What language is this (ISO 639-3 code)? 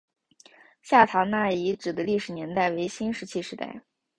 zho